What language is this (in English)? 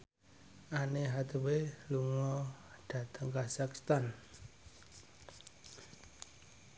Javanese